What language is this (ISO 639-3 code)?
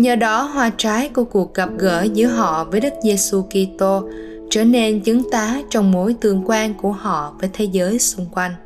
vie